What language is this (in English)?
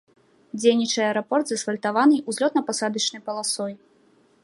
Belarusian